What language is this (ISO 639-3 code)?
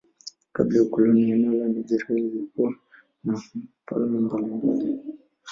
swa